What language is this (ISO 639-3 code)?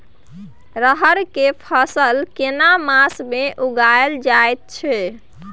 mai